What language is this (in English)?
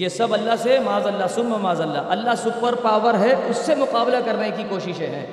Urdu